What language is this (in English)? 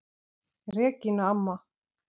Icelandic